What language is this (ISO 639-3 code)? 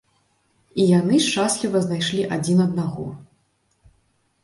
bel